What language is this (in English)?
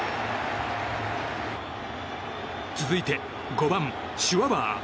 Japanese